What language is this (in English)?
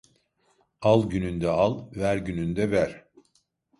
Turkish